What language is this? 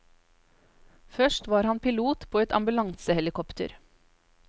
Norwegian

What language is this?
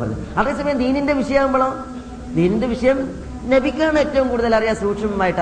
Malayalam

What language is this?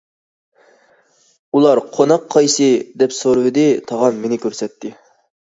Uyghur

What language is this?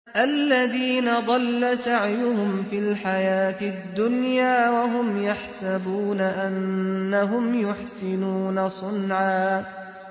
Arabic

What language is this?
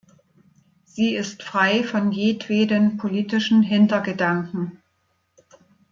German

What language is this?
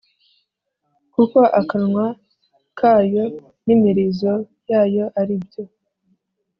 Kinyarwanda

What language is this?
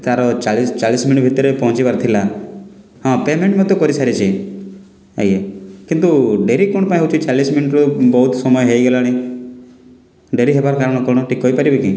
Odia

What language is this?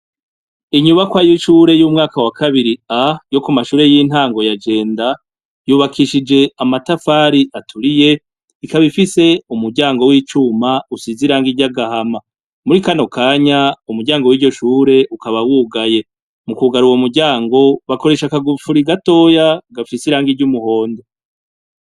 Rundi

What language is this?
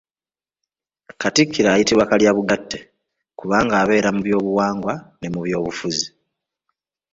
Ganda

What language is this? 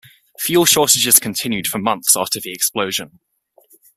English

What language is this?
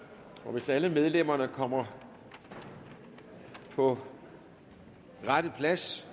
Danish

